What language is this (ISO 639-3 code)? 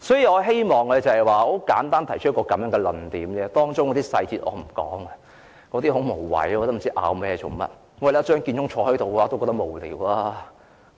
yue